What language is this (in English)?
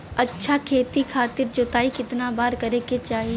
Bhojpuri